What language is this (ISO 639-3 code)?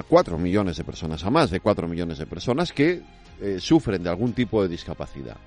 spa